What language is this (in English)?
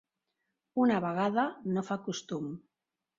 Catalan